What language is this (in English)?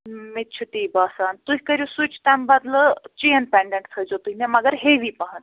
Kashmiri